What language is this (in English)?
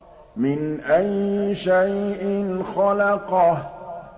Arabic